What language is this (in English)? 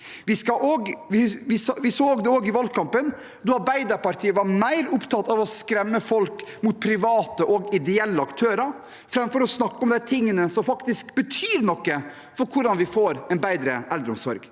Norwegian